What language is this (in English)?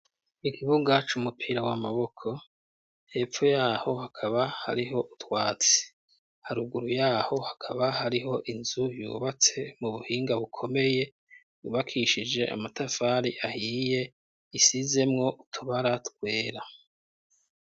Rundi